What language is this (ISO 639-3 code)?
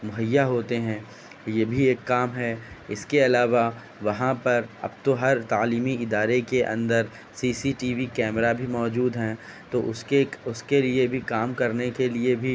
urd